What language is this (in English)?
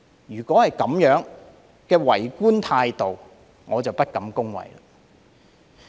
Cantonese